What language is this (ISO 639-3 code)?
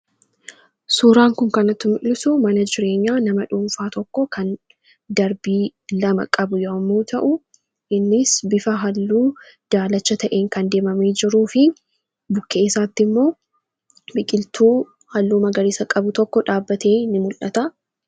orm